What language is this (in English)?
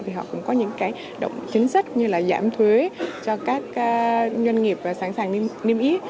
Vietnamese